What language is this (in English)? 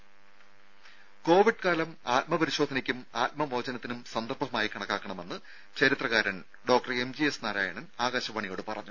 Malayalam